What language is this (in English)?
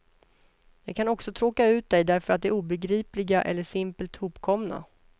Swedish